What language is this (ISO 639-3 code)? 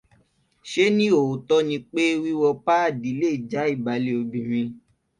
yor